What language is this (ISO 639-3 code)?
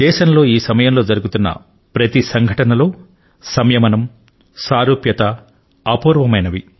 tel